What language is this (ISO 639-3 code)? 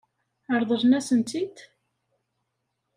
kab